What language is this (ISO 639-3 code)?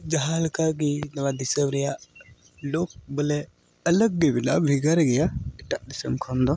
sat